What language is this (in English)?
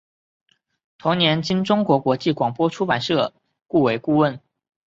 Chinese